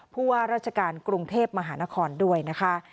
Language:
Thai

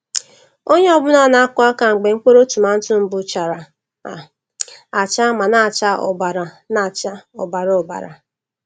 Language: Igbo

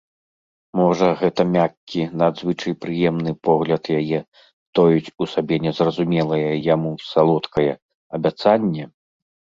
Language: Belarusian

